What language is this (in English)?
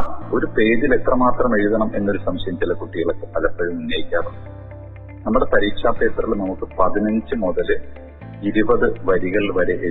Malayalam